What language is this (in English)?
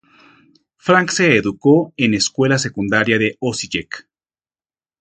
Spanish